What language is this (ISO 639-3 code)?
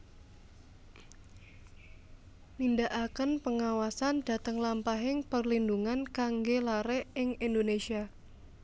jav